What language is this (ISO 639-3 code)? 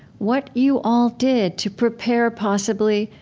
eng